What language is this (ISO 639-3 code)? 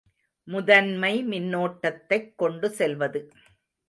tam